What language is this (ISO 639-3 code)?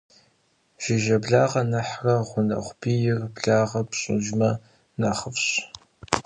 kbd